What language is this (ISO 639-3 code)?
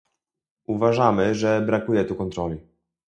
pol